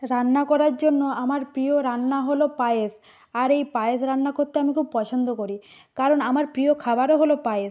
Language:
Bangla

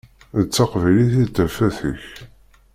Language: Kabyle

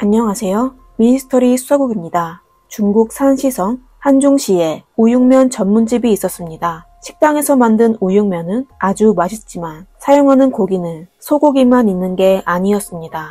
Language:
Korean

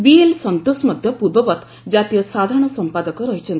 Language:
Odia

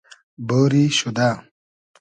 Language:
Hazaragi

